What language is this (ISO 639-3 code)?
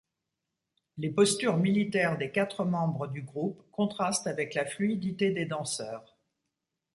fra